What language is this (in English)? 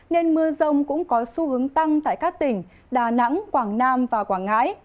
Vietnamese